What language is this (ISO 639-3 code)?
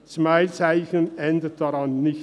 gsw